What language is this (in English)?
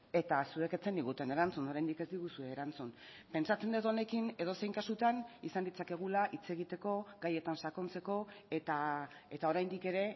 Basque